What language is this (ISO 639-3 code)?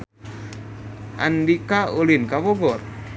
sun